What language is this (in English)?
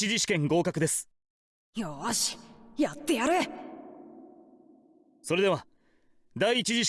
Japanese